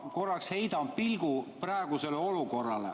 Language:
Estonian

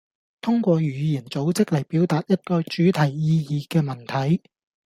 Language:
Cantonese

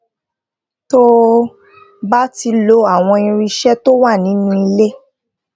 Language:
Yoruba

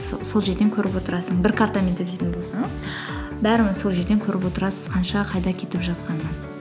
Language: Kazakh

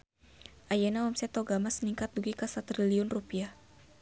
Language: Sundanese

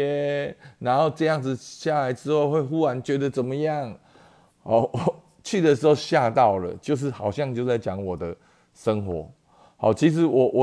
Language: Chinese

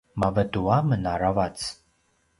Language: Paiwan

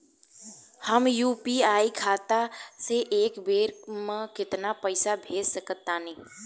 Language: Bhojpuri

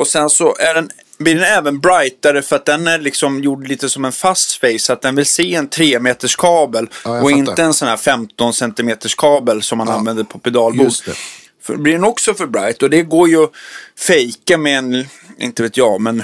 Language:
Swedish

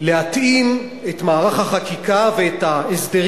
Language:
Hebrew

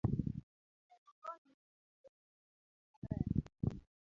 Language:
Luo (Kenya and Tanzania)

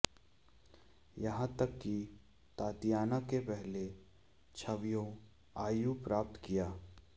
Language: Hindi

